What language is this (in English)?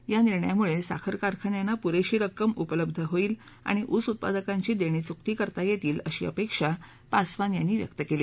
Marathi